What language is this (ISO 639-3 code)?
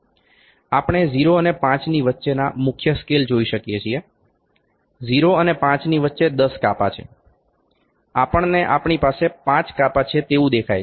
guj